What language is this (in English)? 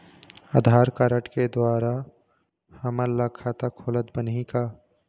Chhattisgarhi